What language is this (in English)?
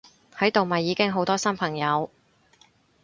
Cantonese